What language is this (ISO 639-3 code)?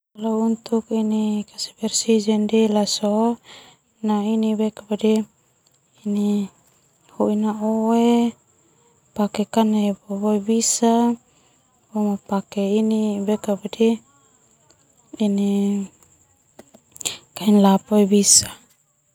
twu